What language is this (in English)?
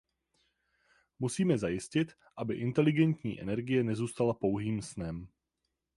Czech